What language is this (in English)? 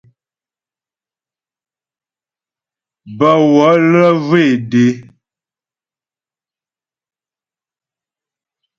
Ghomala